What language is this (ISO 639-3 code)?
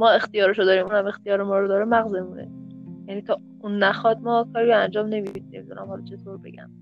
fas